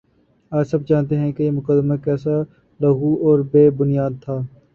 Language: Urdu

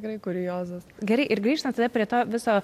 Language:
Lithuanian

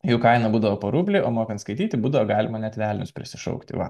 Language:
Lithuanian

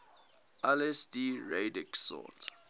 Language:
English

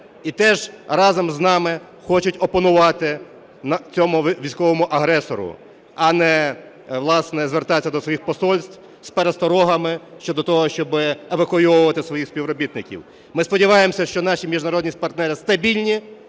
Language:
Ukrainian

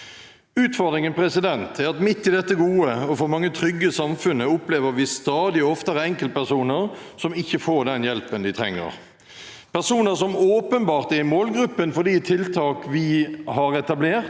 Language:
Norwegian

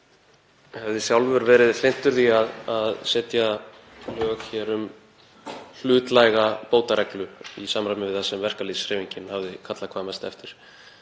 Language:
Icelandic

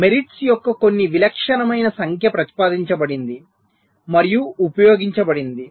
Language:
Telugu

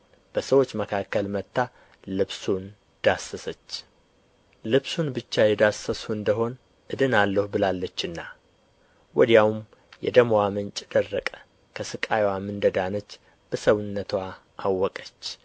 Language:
Amharic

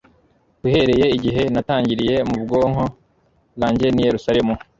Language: Kinyarwanda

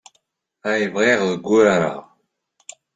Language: Kabyle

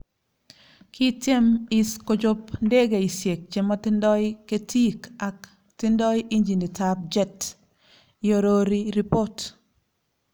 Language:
Kalenjin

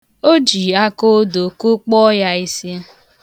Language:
Igbo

